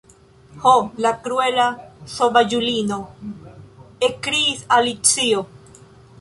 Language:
Esperanto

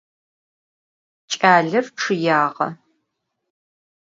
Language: Adyghe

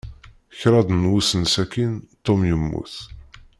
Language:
Kabyle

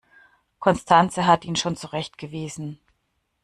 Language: German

